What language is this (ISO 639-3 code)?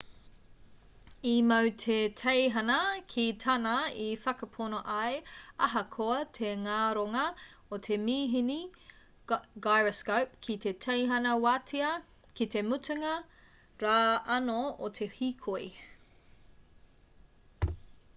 mri